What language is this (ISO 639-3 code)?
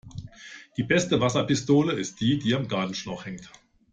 deu